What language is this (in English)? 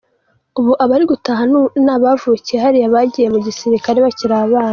Kinyarwanda